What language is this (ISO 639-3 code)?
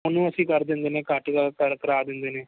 pan